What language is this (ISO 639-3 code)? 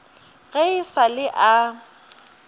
nso